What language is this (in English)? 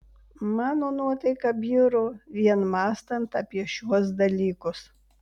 Lithuanian